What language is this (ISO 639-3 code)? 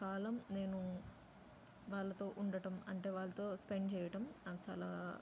tel